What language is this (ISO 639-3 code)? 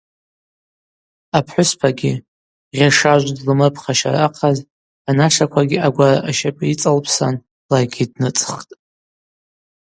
abq